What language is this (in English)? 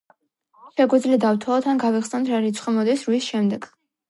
Georgian